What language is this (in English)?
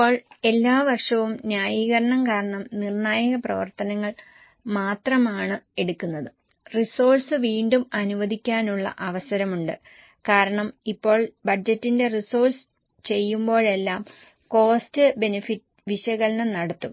Malayalam